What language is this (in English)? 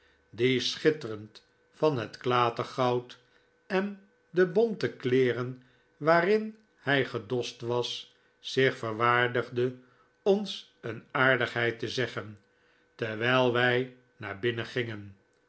Dutch